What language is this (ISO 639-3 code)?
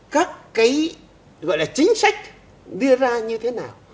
vie